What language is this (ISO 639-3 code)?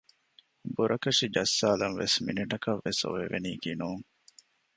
div